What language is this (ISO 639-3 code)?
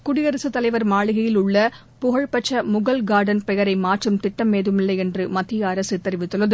tam